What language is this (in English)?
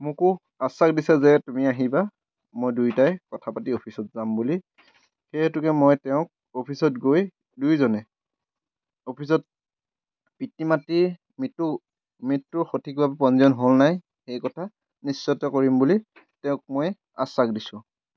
Assamese